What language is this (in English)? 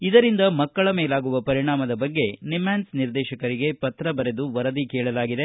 Kannada